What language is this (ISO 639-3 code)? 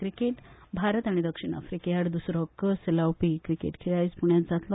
kok